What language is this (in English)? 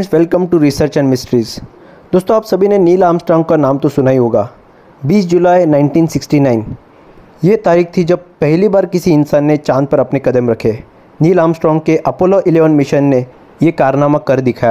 Hindi